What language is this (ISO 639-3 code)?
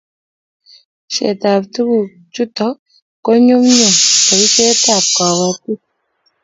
kln